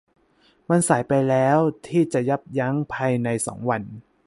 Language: Thai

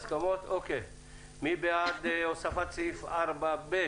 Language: Hebrew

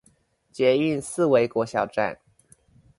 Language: Chinese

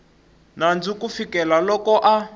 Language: Tsonga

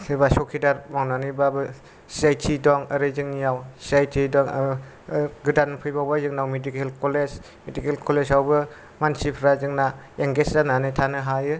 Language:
Bodo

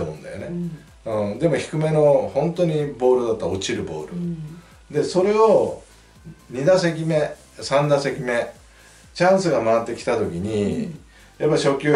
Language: Japanese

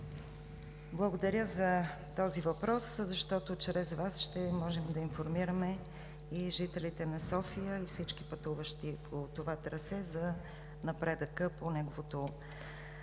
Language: Bulgarian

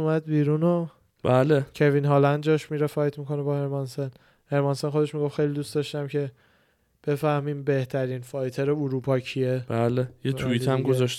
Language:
Persian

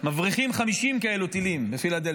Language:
Hebrew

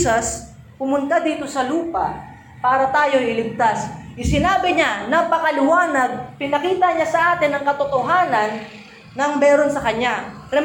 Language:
Filipino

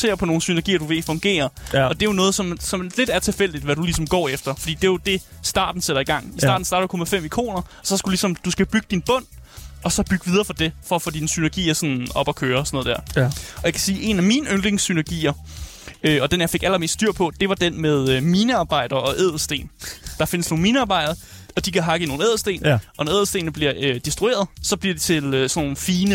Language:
Danish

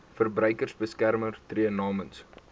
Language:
Afrikaans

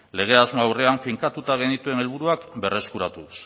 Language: Basque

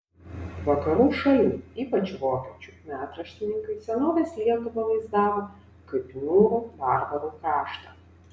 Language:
Lithuanian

